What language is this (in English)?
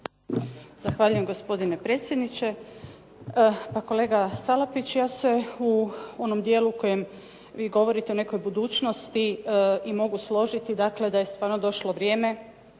Croatian